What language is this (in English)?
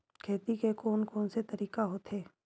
Chhattisgarhi